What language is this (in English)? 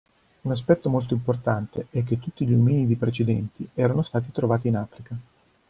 Italian